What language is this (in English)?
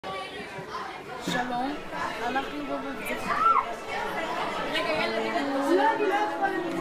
Hebrew